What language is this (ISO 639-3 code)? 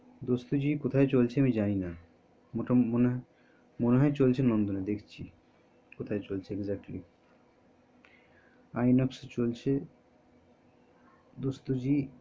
ben